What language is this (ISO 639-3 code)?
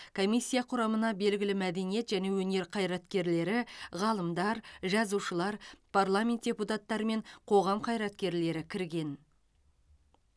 kaz